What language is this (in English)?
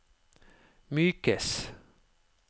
Norwegian